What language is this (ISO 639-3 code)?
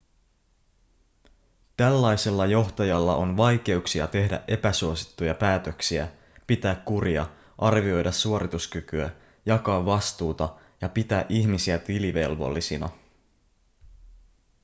fin